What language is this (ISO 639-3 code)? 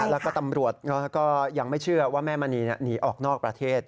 tha